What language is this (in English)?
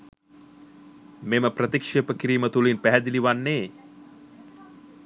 Sinhala